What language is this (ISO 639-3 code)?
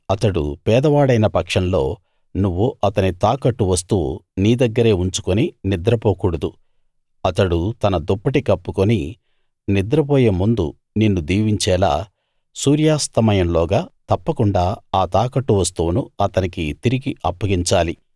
tel